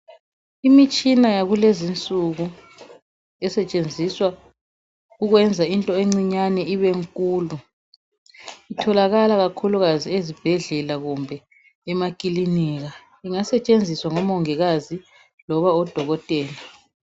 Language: North Ndebele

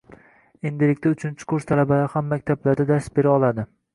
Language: Uzbek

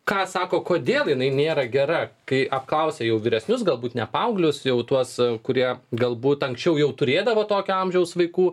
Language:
Lithuanian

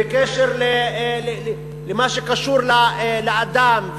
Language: Hebrew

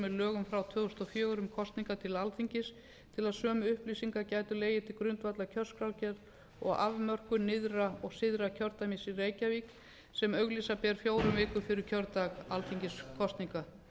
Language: Icelandic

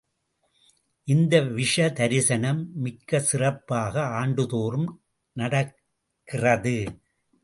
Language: Tamil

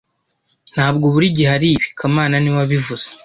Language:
Kinyarwanda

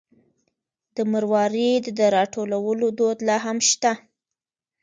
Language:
Pashto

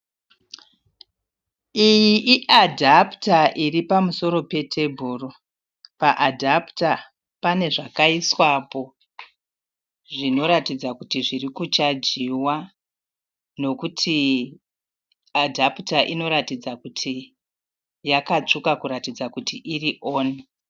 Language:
Shona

